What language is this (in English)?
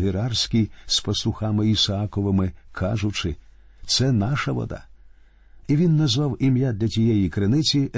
Ukrainian